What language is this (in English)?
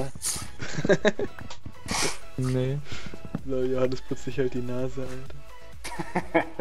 German